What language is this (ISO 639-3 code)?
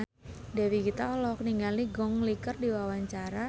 sun